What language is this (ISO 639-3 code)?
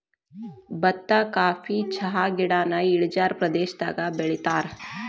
kan